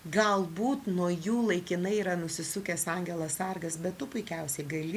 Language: Lithuanian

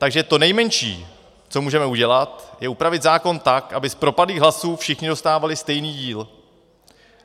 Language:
Czech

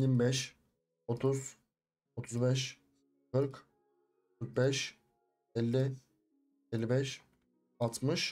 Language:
Turkish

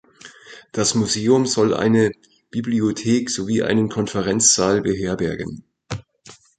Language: German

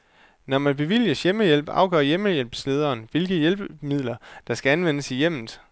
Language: Danish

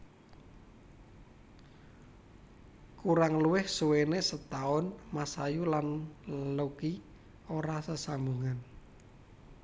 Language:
Javanese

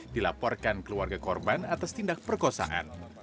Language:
Indonesian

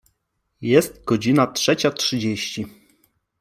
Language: Polish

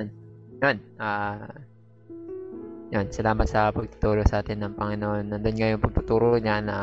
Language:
Filipino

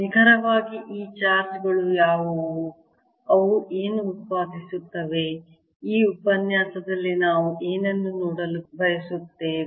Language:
Kannada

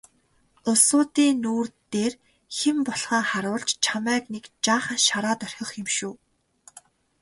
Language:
Mongolian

